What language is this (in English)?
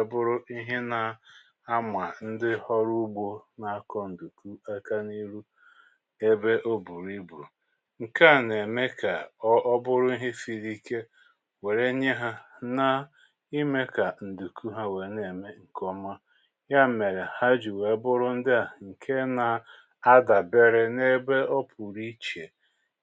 Igbo